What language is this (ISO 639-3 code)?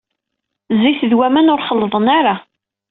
kab